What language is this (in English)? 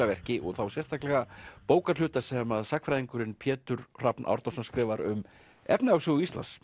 Icelandic